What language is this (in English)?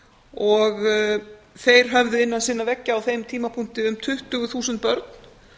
Icelandic